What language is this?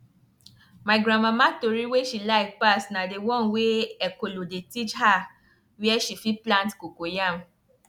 Nigerian Pidgin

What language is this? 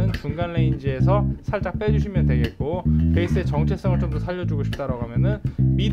Korean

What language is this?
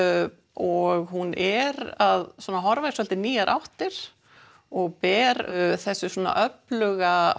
Icelandic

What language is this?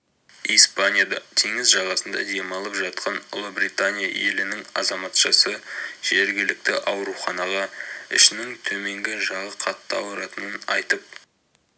Kazakh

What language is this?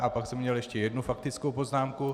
Czech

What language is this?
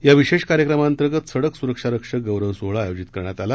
Marathi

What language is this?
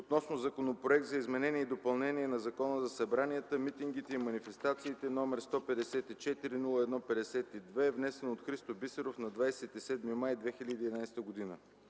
Bulgarian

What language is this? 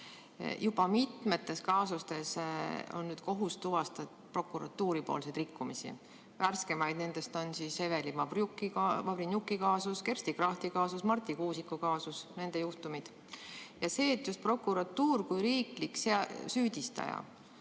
Estonian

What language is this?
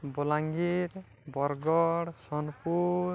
Odia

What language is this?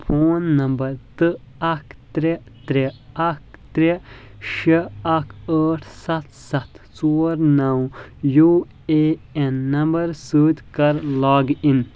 Kashmiri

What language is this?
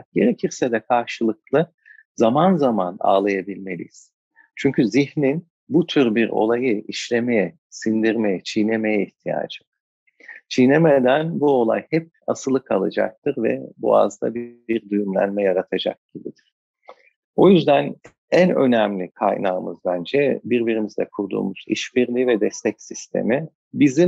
Turkish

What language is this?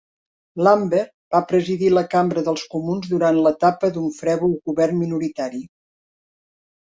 Catalan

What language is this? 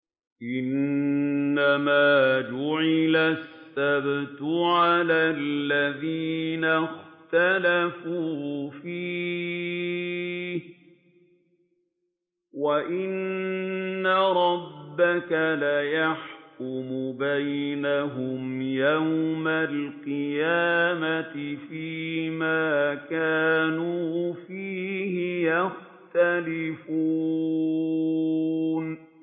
Arabic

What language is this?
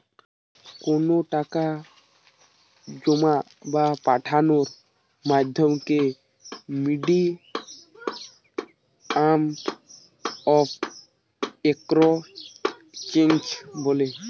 Bangla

